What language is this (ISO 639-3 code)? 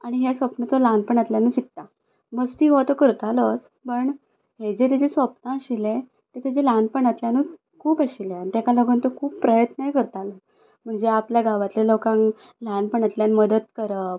kok